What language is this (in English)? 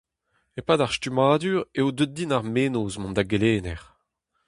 Breton